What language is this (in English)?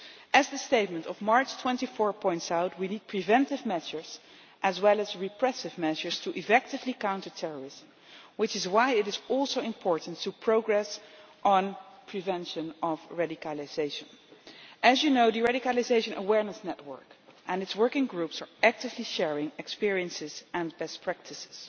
English